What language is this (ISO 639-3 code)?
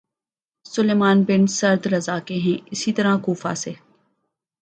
urd